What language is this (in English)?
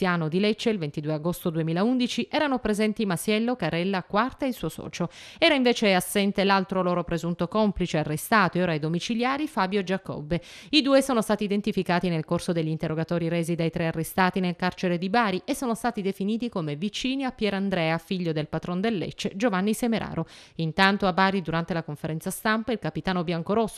Italian